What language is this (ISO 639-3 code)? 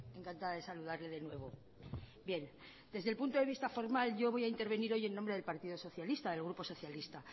spa